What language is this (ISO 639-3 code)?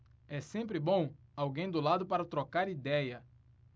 por